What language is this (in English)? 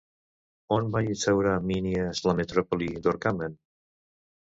Catalan